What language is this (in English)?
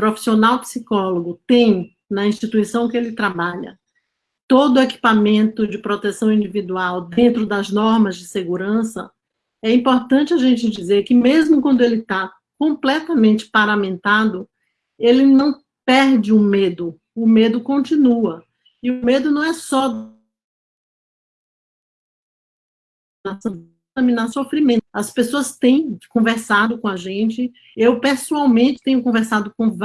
Portuguese